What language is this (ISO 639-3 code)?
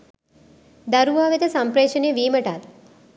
sin